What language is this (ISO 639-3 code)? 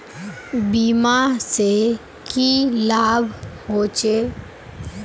mag